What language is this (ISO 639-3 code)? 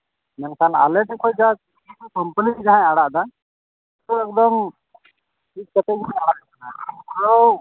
sat